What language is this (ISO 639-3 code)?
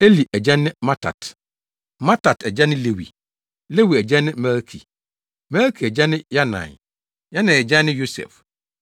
aka